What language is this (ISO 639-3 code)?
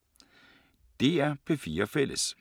dan